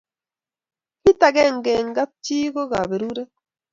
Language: Kalenjin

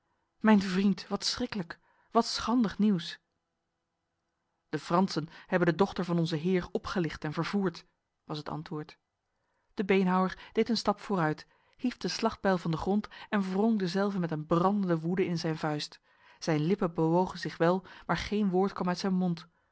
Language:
Dutch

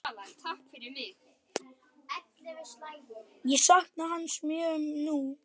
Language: Icelandic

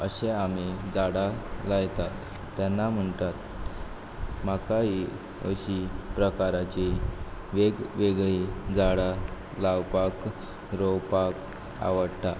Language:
Konkani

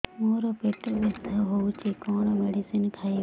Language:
Odia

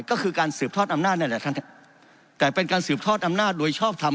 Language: Thai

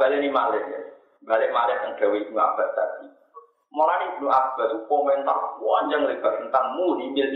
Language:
Indonesian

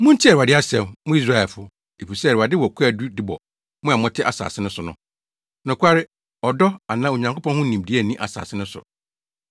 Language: Akan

